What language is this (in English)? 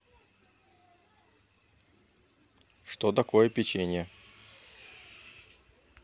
Russian